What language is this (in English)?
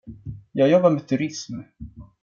Swedish